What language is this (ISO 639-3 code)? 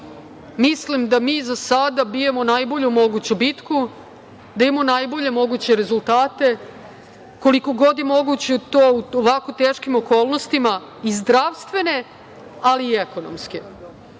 srp